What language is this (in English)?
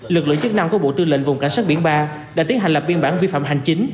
Vietnamese